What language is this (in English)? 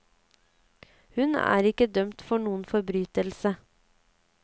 Norwegian